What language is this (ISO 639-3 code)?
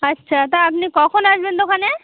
ben